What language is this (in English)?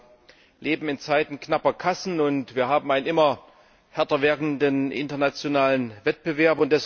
German